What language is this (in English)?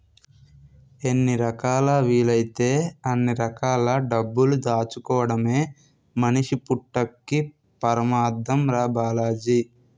Telugu